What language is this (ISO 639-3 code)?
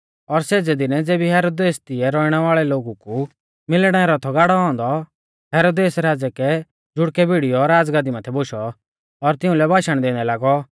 bfz